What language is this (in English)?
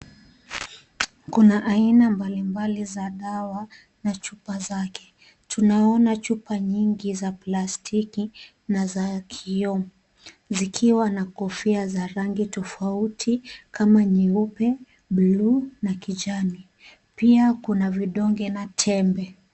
Swahili